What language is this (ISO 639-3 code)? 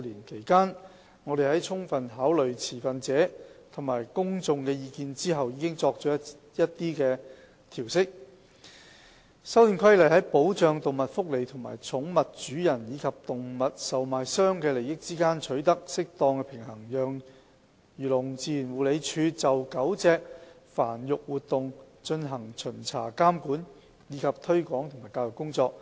yue